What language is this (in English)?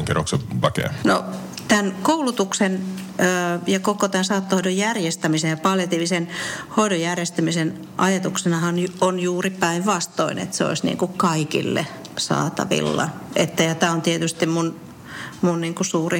Finnish